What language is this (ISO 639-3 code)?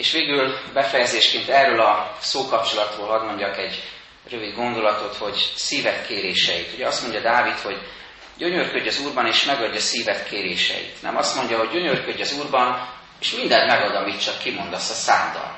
hun